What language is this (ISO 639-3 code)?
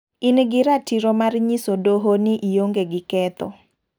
luo